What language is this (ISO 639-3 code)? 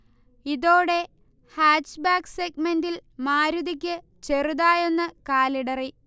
mal